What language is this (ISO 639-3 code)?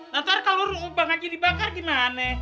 ind